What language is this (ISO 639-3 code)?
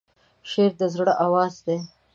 pus